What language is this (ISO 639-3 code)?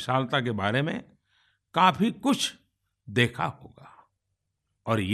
hin